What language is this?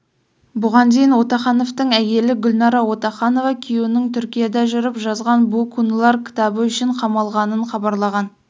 Kazakh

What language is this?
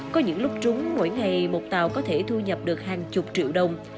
Vietnamese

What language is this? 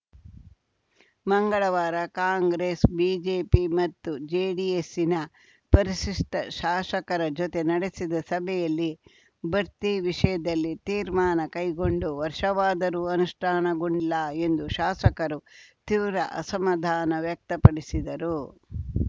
Kannada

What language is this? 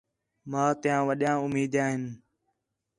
Khetrani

